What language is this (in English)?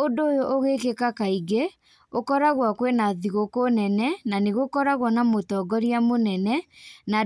Kikuyu